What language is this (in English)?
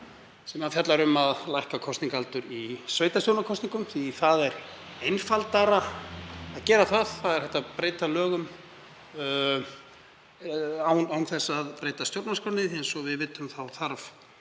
Icelandic